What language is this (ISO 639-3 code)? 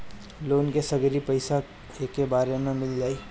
bho